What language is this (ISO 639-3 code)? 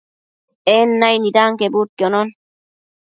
mcf